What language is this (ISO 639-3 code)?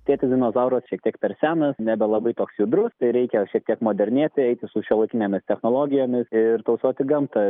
lit